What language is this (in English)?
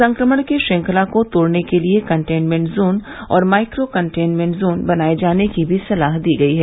Hindi